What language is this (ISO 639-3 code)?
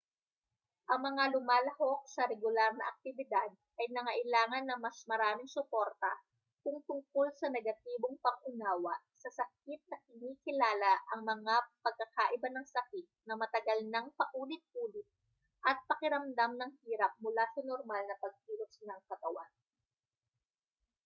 fil